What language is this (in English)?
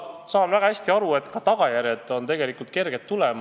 Estonian